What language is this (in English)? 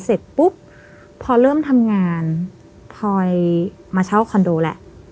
Thai